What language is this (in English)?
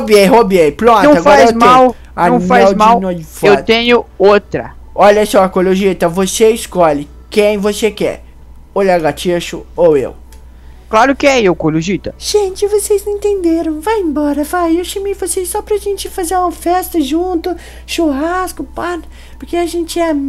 Portuguese